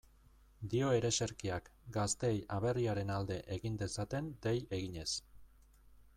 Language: Basque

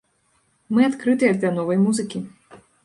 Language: Belarusian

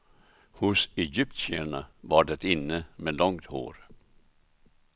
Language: Swedish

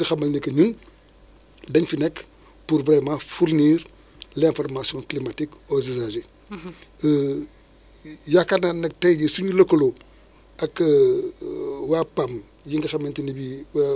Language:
Wolof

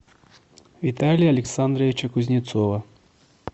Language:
Russian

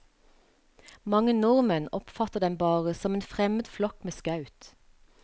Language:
Norwegian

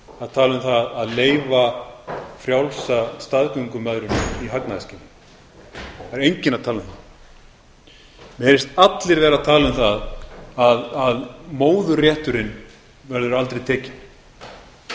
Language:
Icelandic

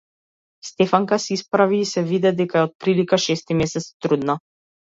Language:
Macedonian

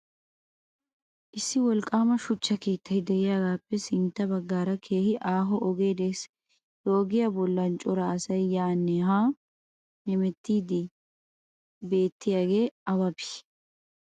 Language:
Wolaytta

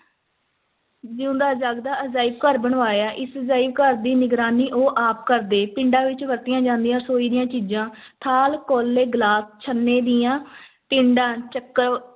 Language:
Punjabi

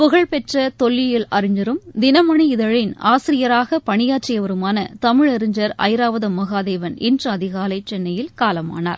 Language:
Tamil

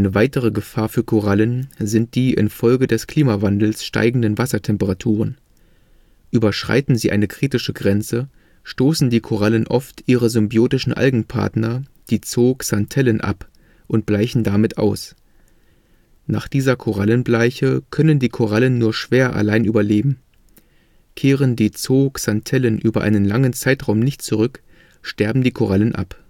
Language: German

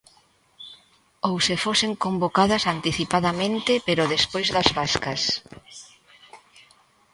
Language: Galician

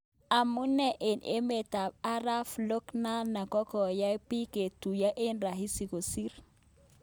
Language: Kalenjin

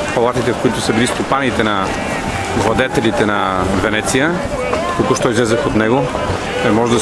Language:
Bulgarian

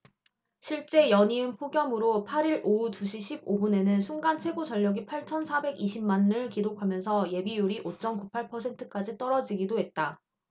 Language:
Korean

